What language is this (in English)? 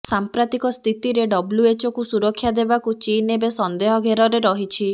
Odia